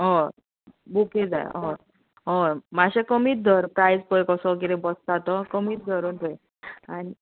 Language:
Konkani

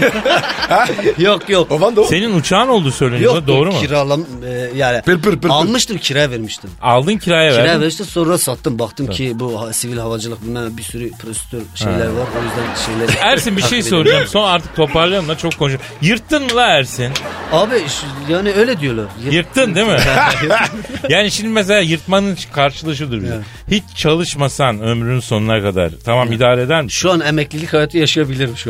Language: Turkish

